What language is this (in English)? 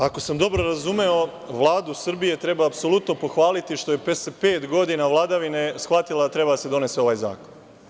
Serbian